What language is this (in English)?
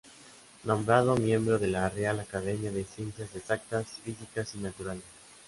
Spanish